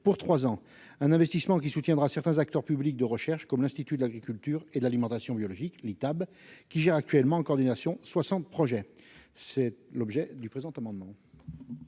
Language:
French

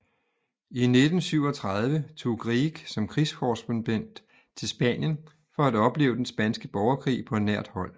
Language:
Danish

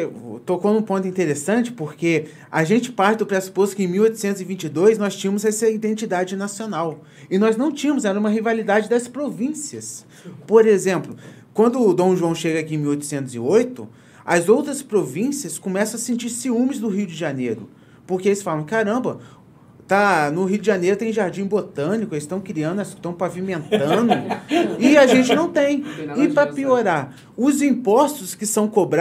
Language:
Portuguese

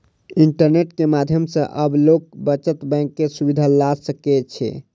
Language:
Maithili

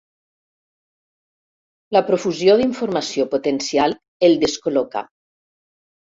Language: Catalan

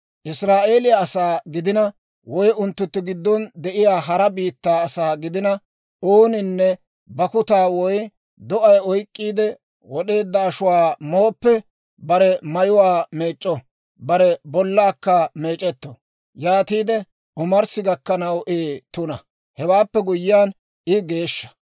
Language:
Dawro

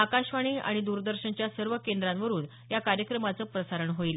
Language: Marathi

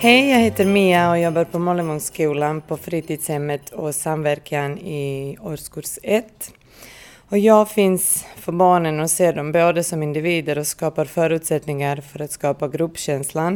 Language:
Swedish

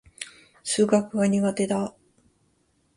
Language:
Japanese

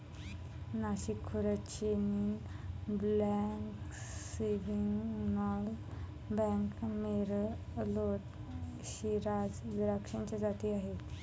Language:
Marathi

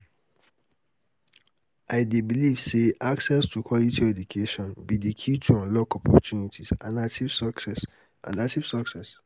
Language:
Nigerian Pidgin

